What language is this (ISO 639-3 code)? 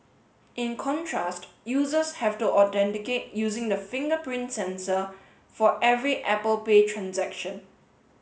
eng